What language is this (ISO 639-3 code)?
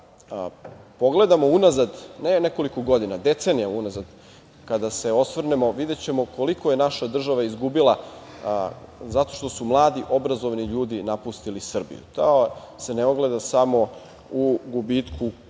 srp